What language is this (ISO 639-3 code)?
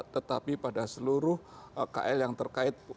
ind